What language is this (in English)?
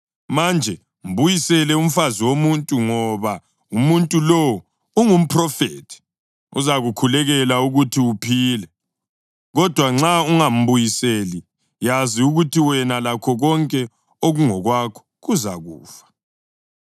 North Ndebele